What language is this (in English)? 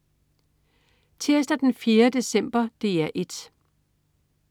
Danish